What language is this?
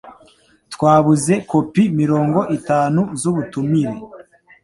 Kinyarwanda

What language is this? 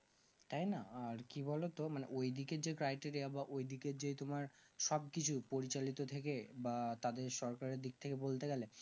Bangla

